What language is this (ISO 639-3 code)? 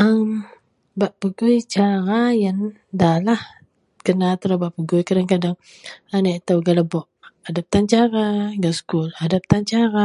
mel